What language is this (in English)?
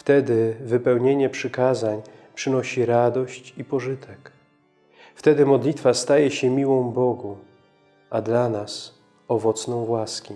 Polish